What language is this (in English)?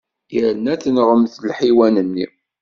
Kabyle